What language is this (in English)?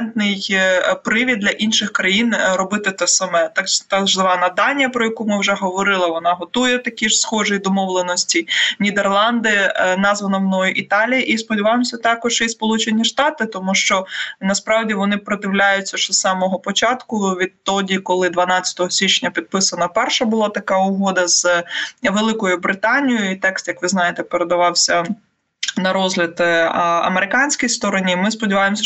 Ukrainian